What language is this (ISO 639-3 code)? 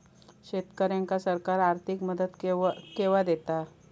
mar